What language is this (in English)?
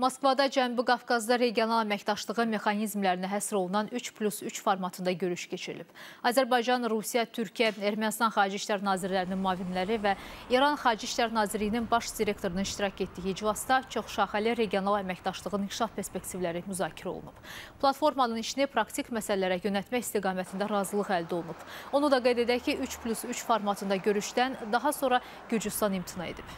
Turkish